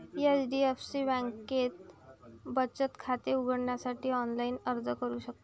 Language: Marathi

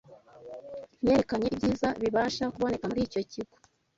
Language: Kinyarwanda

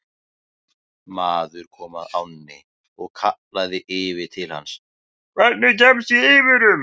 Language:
Icelandic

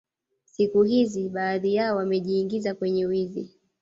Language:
Swahili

